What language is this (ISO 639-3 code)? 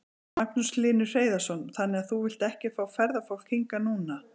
isl